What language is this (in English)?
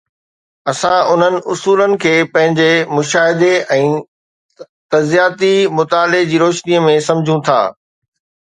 Sindhi